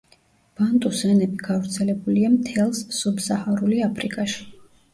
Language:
Georgian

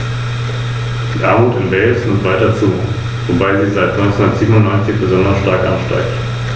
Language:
German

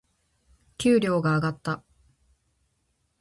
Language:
Japanese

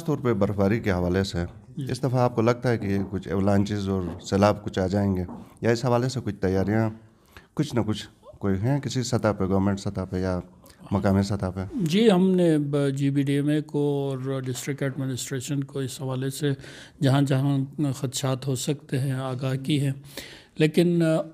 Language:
Dutch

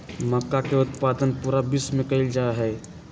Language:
Magahi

